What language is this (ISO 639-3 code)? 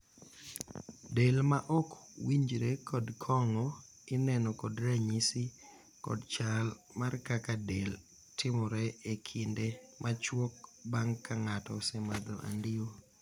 luo